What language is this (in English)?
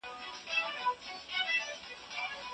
Pashto